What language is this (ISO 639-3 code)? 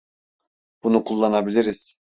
tur